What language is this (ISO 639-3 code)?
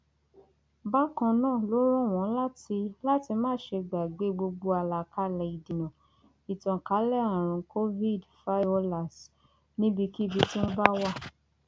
yor